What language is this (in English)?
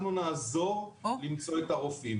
Hebrew